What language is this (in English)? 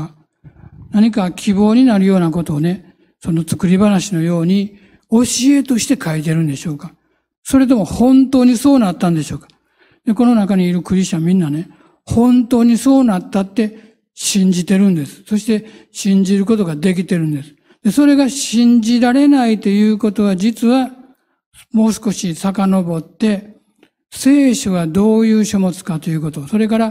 Japanese